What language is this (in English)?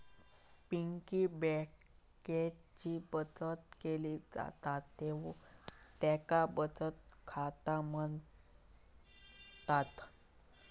Marathi